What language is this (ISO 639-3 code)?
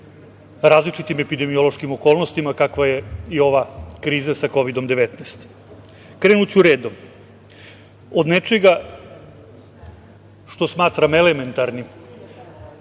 srp